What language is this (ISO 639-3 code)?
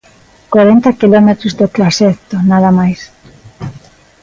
glg